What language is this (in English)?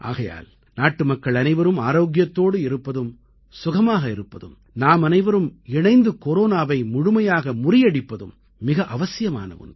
Tamil